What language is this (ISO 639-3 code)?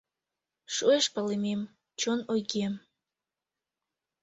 chm